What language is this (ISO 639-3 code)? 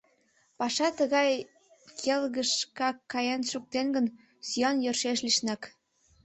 chm